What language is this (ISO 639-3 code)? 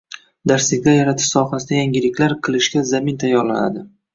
uzb